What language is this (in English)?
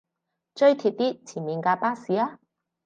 Cantonese